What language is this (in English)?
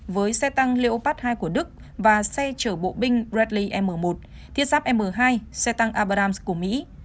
Vietnamese